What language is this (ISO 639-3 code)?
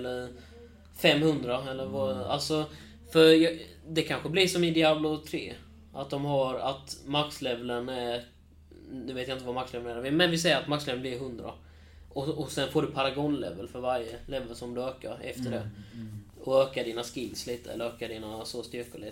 swe